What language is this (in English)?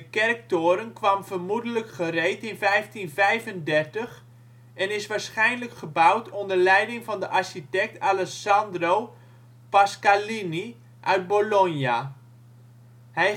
Dutch